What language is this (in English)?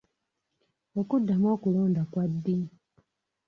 Ganda